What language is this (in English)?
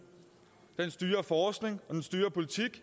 Danish